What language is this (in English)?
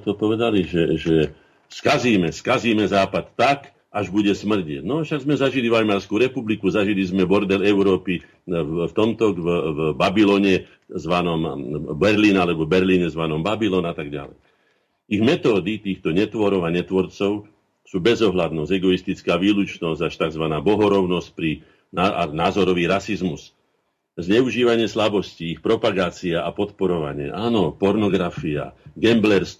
Slovak